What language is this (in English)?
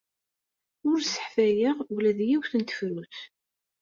Kabyle